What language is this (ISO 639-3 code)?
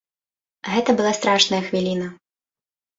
bel